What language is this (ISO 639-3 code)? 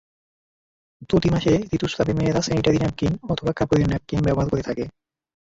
ben